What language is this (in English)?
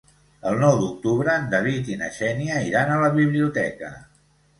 Catalan